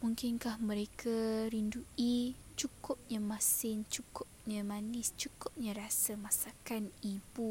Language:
Malay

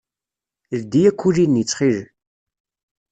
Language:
Kabyle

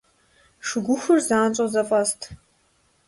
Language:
Kabardian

